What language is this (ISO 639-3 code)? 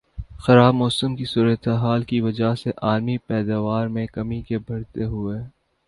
urd